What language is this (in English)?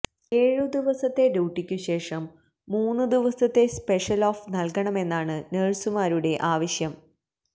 Malayalam